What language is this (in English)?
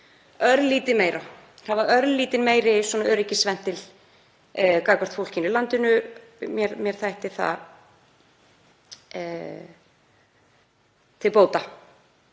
Icelandic